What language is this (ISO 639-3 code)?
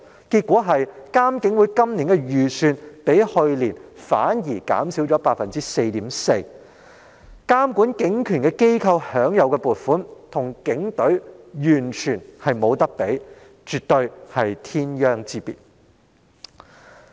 yue